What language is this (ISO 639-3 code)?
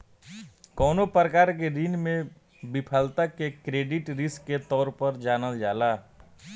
bho